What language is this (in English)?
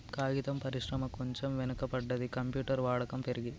Telugu